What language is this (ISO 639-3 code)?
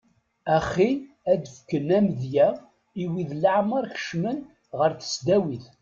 kab